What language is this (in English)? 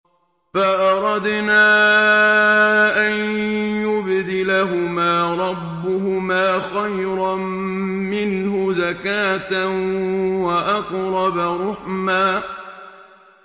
Arabic